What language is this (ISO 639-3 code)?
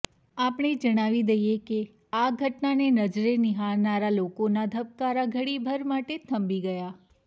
guj